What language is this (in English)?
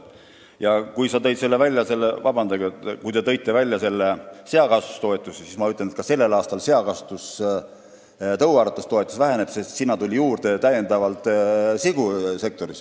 Estonian